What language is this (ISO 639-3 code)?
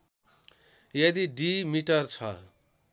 nep